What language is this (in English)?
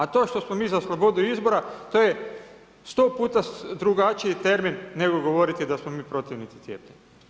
Croatian